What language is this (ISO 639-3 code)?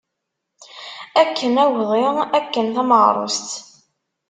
kab